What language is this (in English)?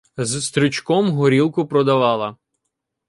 Ukrainian